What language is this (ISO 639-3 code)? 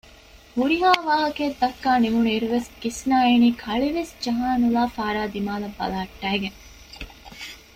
div